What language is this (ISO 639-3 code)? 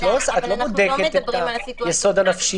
heb